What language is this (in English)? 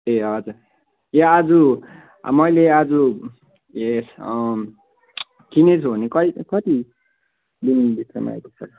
Nepali